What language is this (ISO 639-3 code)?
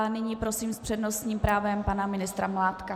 ces